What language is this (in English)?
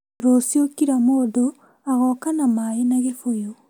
Kikuyu